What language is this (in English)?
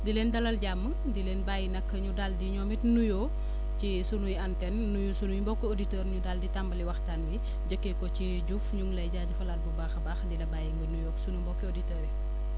Wolof